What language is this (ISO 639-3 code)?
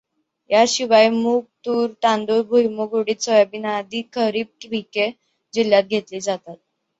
mar